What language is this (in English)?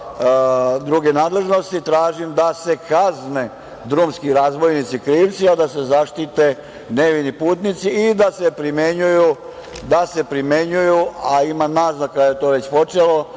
Serbian